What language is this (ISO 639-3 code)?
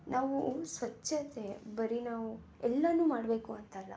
kan